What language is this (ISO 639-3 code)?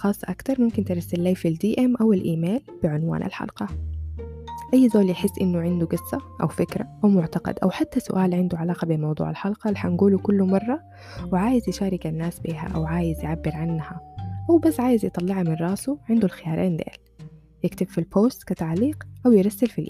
ara